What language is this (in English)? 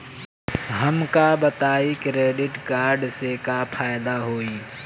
Bhojpuri